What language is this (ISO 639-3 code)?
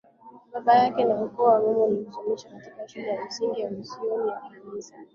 swa